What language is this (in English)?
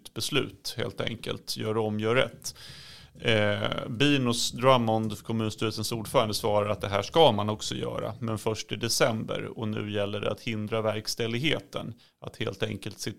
Swedish